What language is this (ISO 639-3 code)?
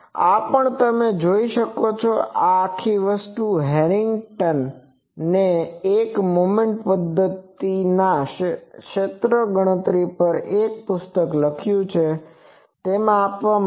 guj